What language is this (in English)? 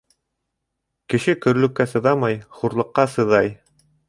Bashkir